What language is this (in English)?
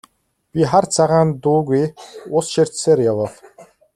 Mongolian